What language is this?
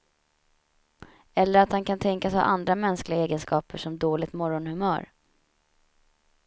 Swedish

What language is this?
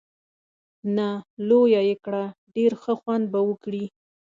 Pashto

